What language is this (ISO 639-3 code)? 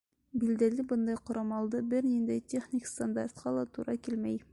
bak